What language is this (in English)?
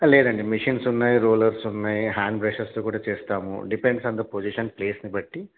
Telugu